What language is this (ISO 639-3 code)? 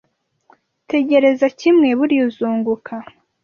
kin